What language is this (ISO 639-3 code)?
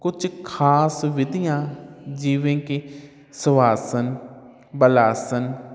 pan